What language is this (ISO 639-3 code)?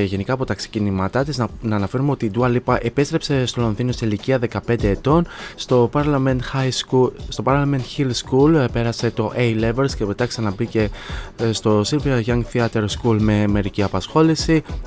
ell